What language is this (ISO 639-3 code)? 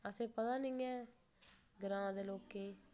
doi